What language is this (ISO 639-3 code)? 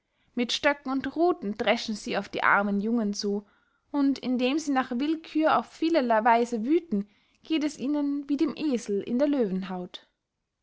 deu